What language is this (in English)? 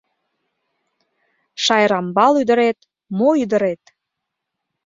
Mari